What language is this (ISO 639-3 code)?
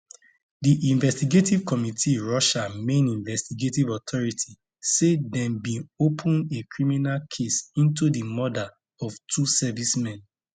pcm